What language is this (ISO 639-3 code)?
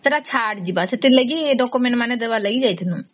ori